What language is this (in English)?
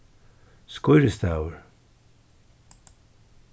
Faroese